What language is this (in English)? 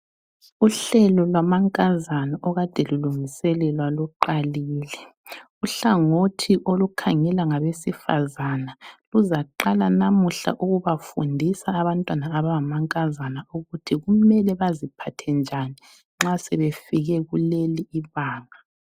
North Ndebele